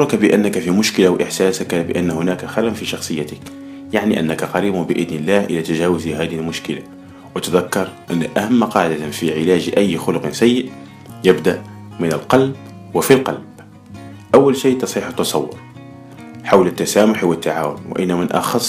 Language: Arabic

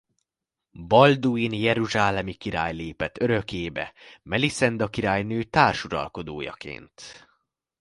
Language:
Hungarian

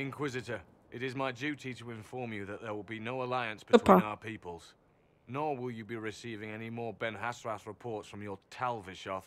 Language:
Polish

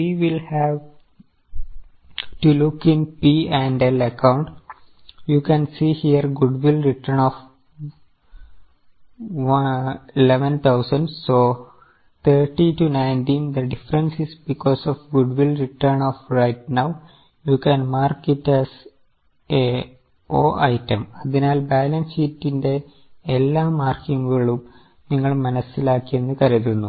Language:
Malayalam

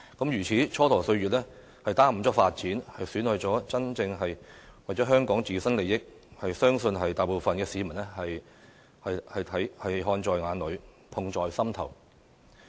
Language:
Cantonese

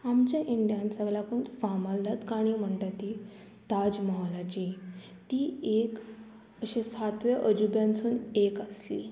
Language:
Konkani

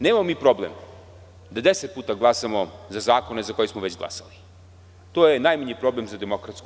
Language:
Serbian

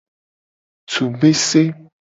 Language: Gen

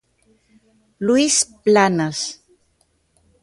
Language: Galician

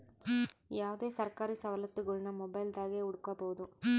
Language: Kannada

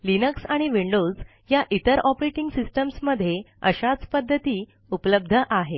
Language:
Marathi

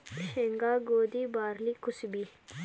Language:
Kannada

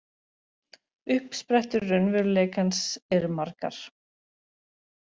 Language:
Icelandic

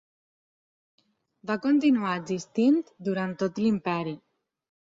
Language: Catalan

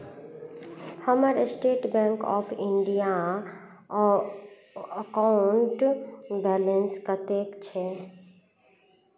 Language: Maithili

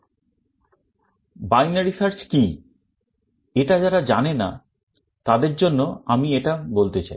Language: Bangla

